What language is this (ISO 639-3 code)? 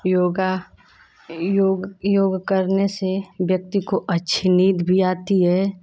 hin